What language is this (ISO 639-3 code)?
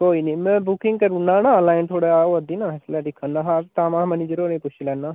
doi